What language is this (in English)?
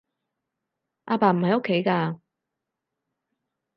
Cantonese